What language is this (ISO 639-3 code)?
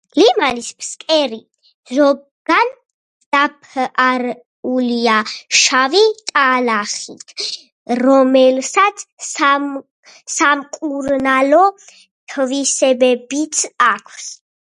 kat